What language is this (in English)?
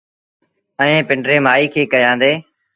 Sindhi Bhil